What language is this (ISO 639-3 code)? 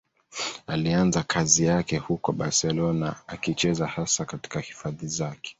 swa